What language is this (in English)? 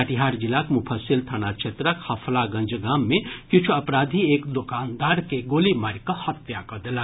Maithili